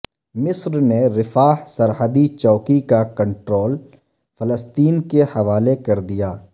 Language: Urdu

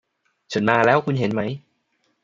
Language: Thai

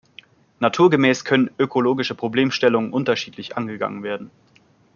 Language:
German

